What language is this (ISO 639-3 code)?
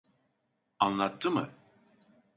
tur